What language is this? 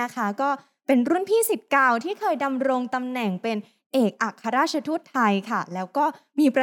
Thai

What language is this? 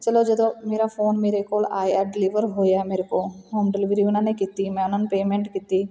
Punjabi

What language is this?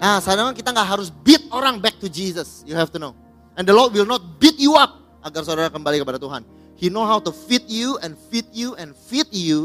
Indonesian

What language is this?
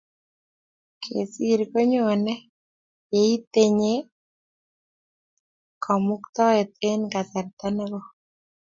Kalenjin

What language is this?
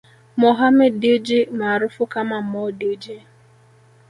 Swahili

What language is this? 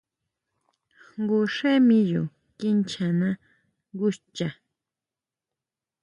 Huautla Mazatec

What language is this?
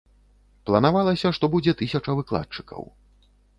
Belarusian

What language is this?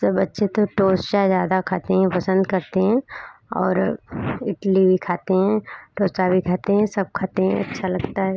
Hindi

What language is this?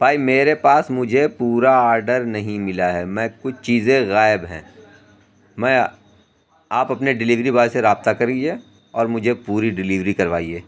Urdu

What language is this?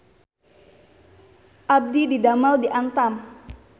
Sundanese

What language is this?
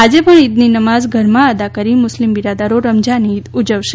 Gujarati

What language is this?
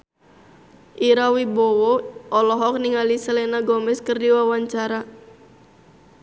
Sundanese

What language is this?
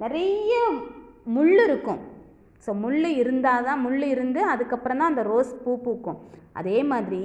Hindi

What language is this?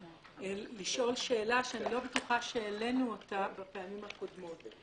Hebrew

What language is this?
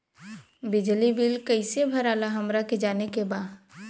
Bhojpuri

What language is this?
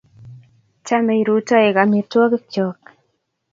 Kalenjin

